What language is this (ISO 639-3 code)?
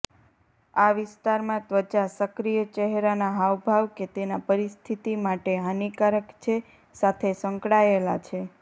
guj